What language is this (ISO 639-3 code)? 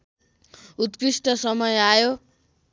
nep